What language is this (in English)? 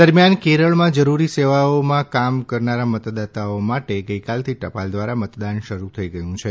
Gujarati